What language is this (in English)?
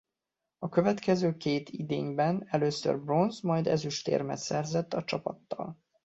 Hungarian